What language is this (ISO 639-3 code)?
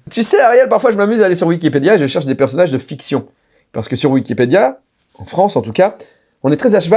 fra